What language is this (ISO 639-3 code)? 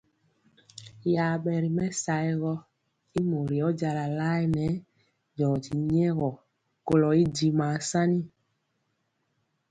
mcx